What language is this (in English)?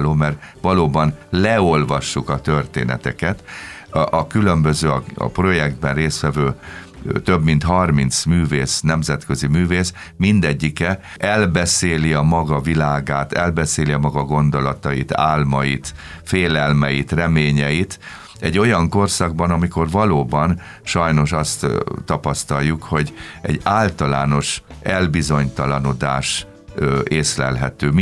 Hungarian